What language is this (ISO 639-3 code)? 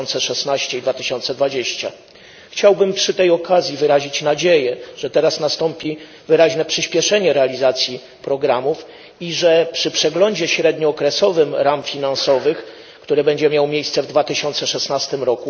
pol